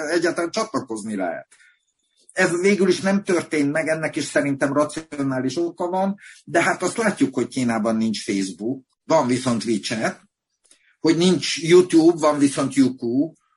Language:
Hungarian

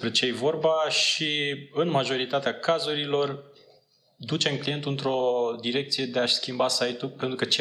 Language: Romanian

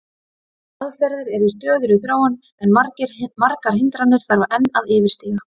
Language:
Icelandic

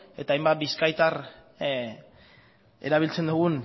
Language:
Basque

